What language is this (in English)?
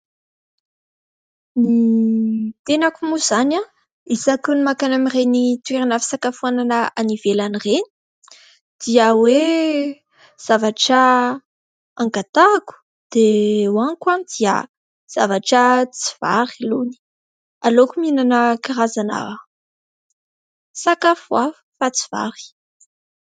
Malagasy